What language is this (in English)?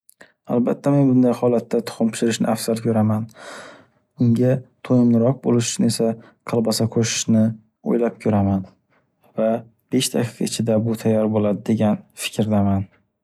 Uzbek